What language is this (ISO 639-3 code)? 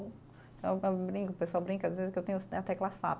por